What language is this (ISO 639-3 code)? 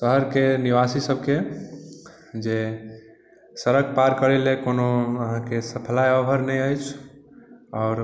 mai